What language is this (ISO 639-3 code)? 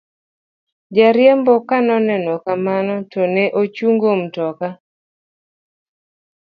luo